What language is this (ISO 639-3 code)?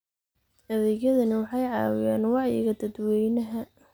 som